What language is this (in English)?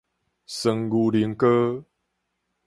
Min Nan Chinese